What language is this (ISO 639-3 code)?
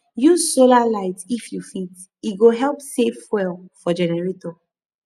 pcm